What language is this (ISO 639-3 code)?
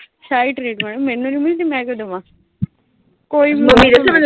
pan